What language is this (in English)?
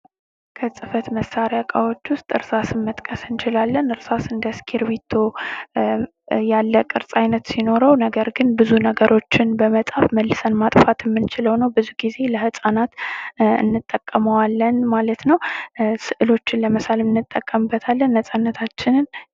Amharic